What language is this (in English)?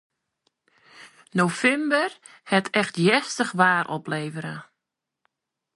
Western Frisian